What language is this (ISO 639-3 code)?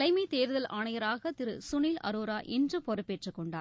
tam